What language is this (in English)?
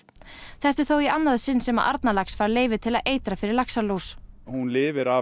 Icelandic